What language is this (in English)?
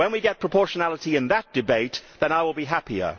English